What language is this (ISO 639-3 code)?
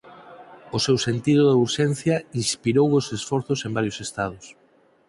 glg